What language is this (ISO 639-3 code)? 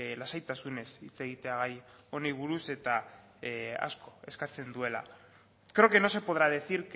eus